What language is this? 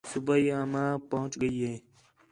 Khetrani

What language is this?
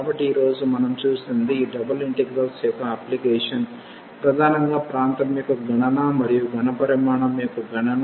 Telugu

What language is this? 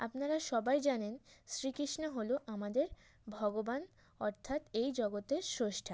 Bangla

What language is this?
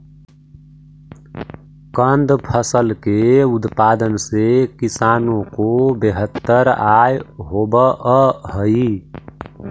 Magahi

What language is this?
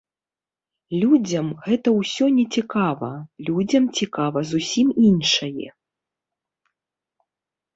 Belarusian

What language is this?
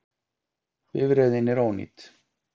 Icelandic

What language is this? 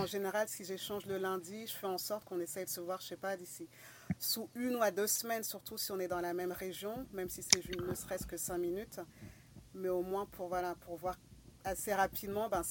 French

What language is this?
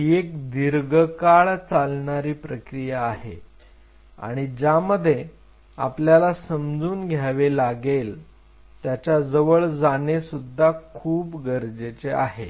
Marathi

